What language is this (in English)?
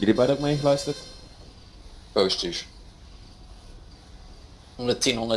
Dutch